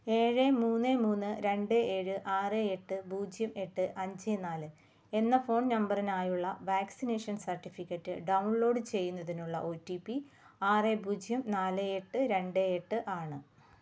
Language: Malayalam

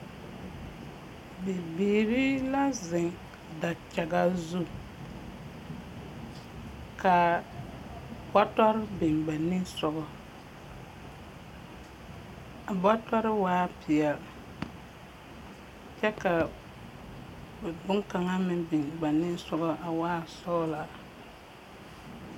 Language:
Southern Dagaare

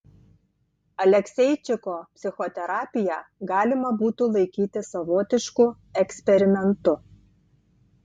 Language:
Lithuanian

